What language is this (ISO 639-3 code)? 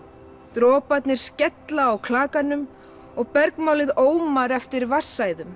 isl